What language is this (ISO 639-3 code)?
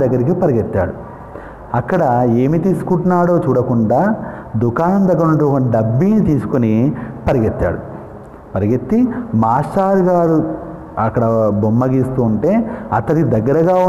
tel